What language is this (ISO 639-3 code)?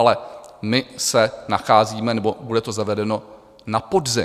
ces